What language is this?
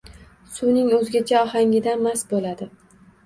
Uzbek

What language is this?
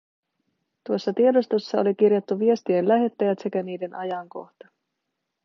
Finnish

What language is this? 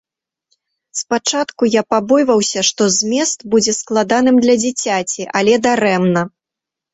Belarusian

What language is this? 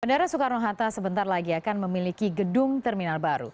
Indonesian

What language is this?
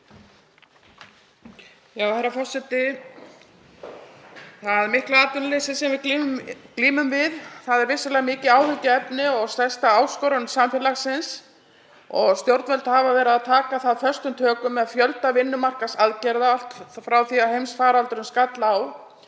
Icelandic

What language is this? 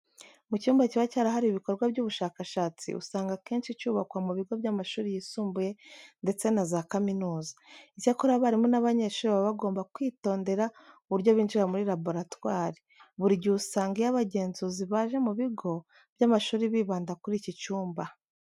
Kinyarwanda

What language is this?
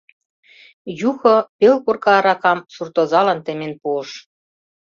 Mari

